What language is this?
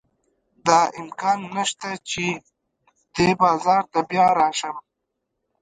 Pashto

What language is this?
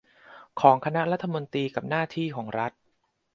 Thai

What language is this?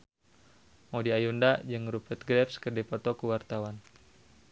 Sundanese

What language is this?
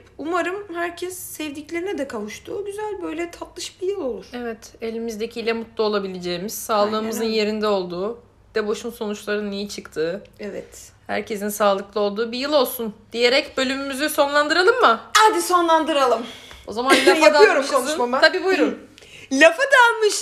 Turkish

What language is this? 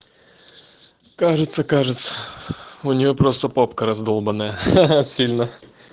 Russian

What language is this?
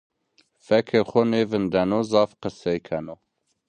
Zaza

